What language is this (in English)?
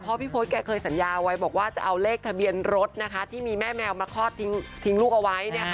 Thai